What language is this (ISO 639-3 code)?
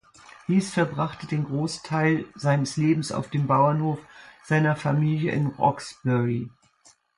deu